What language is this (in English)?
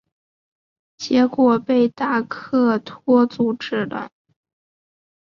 Chinese